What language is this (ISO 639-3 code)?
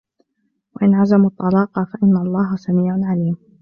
ara